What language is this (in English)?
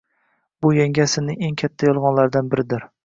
Uzbek